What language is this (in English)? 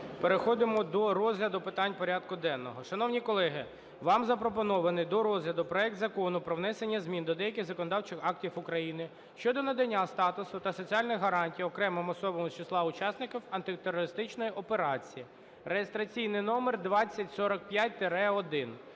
Ukrainian